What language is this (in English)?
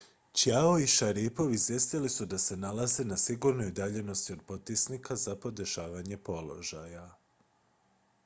Croatian